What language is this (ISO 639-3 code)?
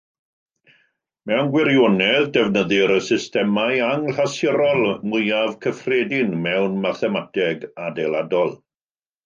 cym